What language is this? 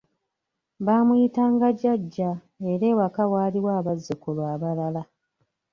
Ganda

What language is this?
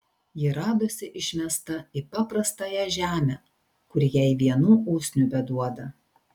Lithuanian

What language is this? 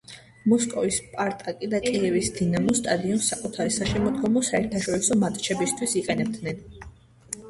Georgian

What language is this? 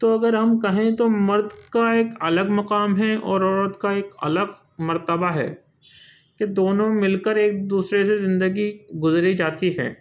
Urdu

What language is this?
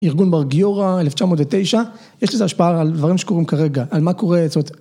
Hebrew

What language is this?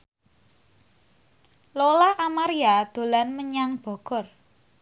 Javanese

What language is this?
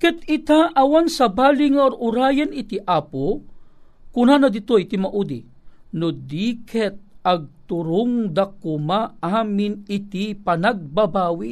Filipino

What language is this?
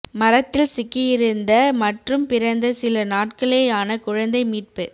Tamil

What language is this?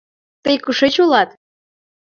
Mari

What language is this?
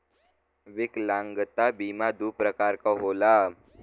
Bhojpuri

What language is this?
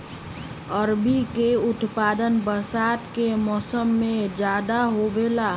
Magahi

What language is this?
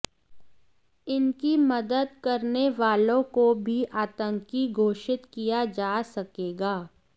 Hindi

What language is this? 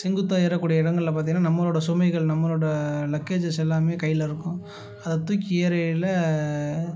Tamil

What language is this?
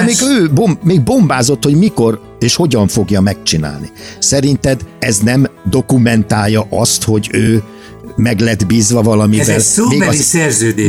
Hungarian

